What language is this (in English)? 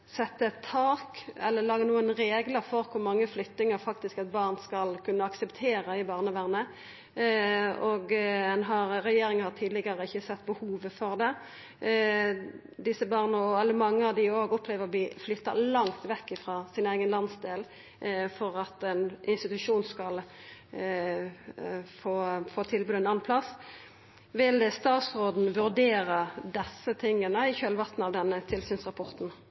Norwegian Nynorsk